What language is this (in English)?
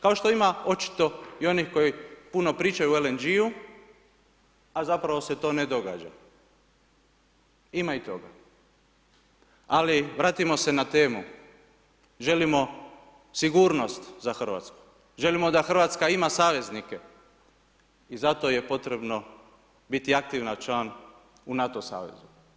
Croatian